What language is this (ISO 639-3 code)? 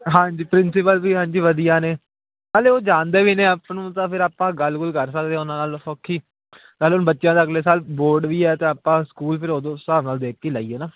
pan